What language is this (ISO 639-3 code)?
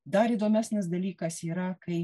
lit